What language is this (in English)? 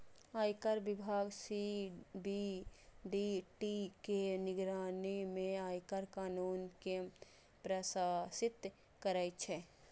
Maithili